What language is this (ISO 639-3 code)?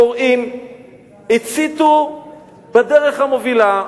heb